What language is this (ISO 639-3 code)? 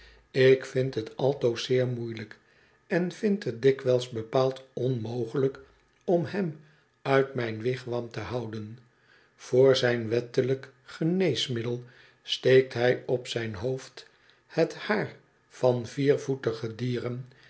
nld